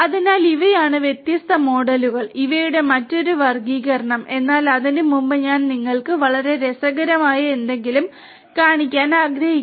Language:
Malayalam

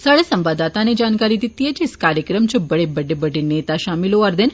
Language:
Dogri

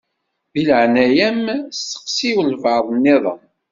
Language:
Kabyle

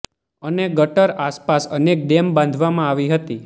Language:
Gujarati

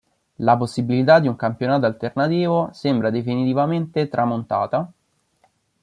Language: Italian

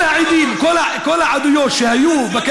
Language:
Hebrew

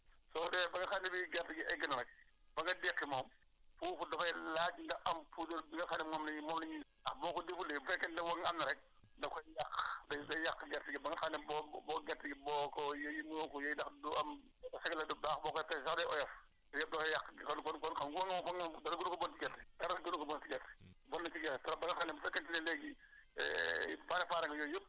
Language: Wolof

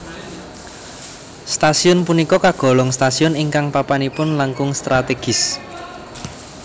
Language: Javanese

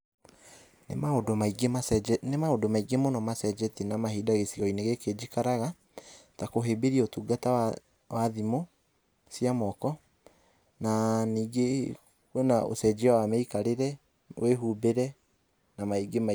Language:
Kikuyu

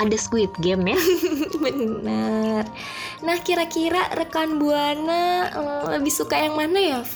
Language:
Indonesian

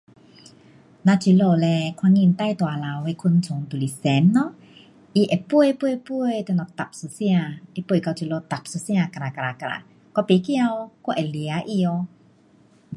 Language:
Pu-Xian Chinese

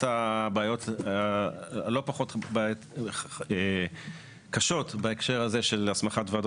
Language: Hebrew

